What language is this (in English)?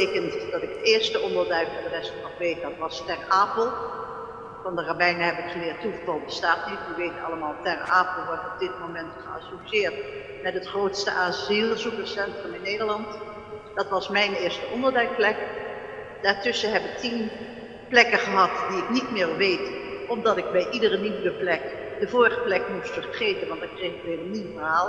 Dutch